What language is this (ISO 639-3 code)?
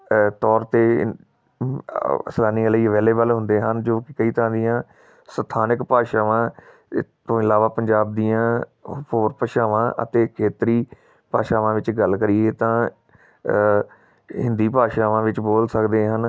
pan